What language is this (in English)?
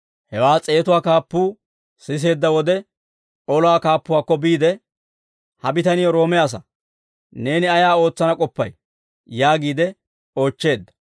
Dawro